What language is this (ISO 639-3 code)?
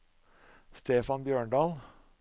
nor